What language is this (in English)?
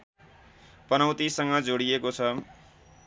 Nepali